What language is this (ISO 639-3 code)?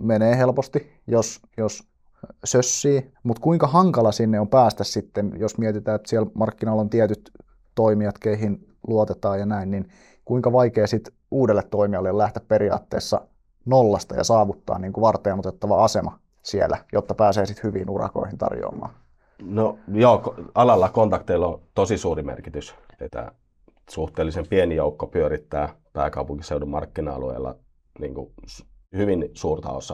fin